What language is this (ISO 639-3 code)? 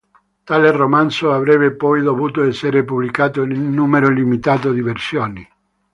ita